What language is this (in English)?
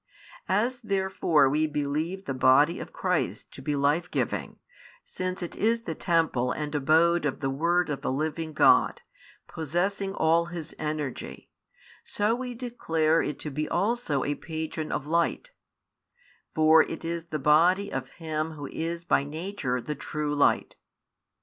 English